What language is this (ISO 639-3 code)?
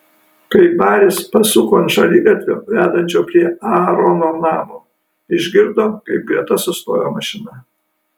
lit